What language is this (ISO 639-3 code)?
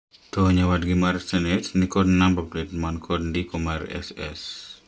luo